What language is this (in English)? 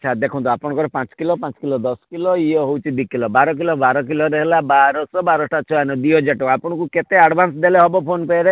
Odia